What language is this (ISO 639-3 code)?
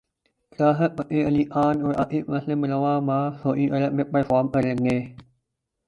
urd